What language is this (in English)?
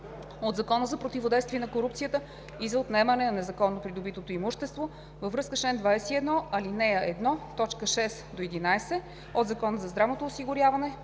Bulgarian